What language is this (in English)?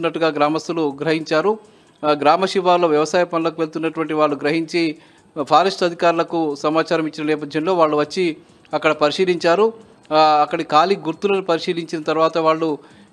Telugu